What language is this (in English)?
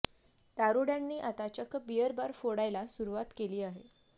Marathi